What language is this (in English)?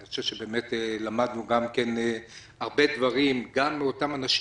Hebrew